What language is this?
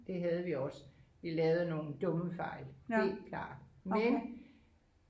Danish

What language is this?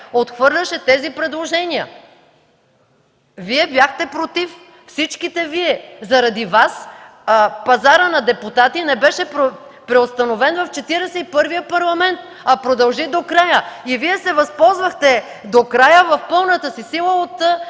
Bulgarian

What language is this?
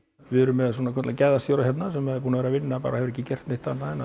Icelandic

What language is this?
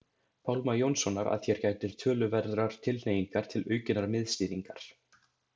Icelandic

